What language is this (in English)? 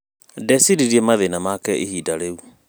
Kikuyu